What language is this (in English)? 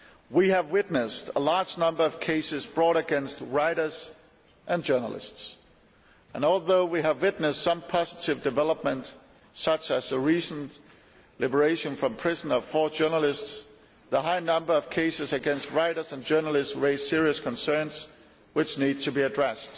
English